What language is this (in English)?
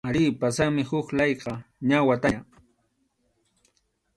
Arequipa-La Unión Quechua